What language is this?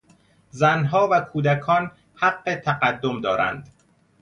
Persian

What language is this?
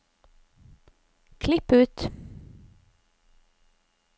Norwegian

